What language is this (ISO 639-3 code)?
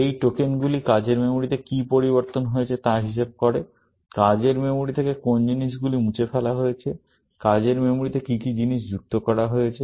ben